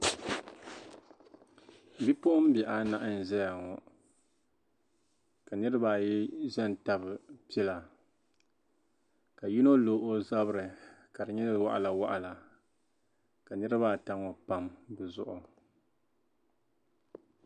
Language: Dagbani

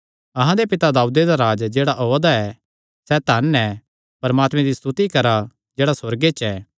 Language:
Kangri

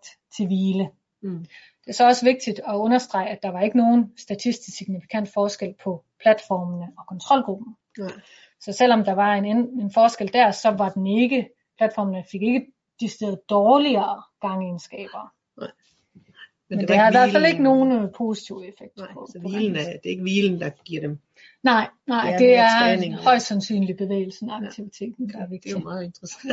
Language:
Danish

